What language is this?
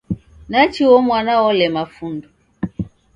Taita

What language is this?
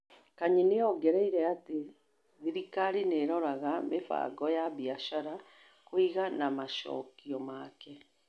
Kikuyu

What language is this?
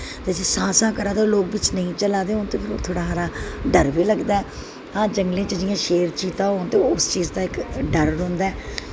Dogri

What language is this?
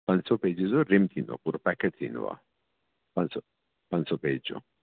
Sindhi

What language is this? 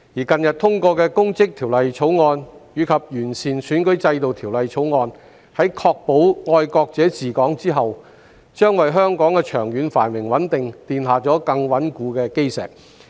Cantonese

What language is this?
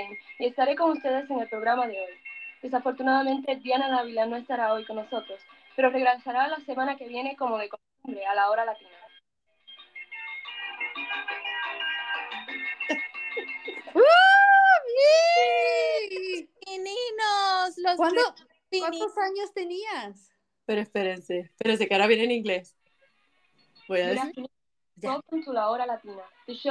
Spanish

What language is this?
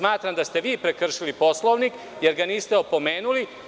Serbian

